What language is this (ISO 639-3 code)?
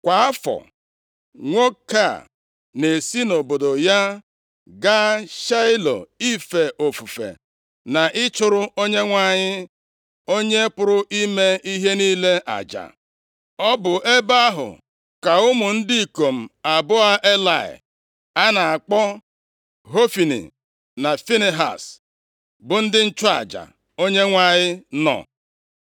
ibo